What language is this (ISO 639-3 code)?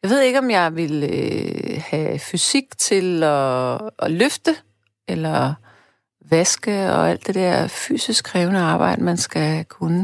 dan